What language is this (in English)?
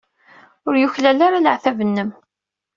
Kabyle